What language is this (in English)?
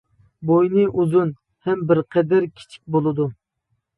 Uyghur